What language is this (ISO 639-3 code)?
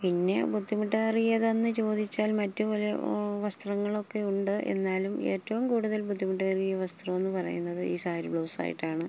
mal